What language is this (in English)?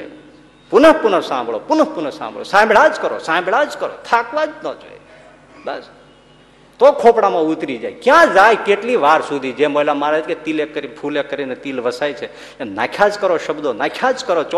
Gujarati